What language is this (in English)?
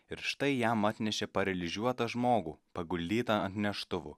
Lithuanian